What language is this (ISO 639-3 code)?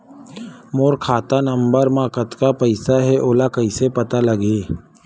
hne